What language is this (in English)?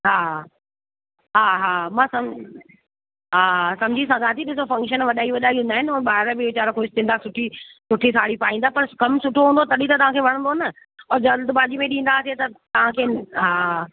Sindhi